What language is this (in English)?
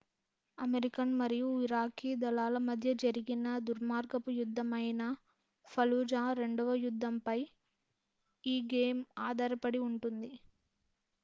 Telugu